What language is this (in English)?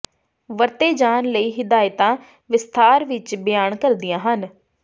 Punjabi